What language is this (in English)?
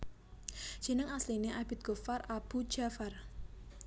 Javanese